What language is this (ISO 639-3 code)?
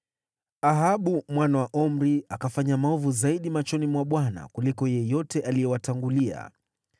swa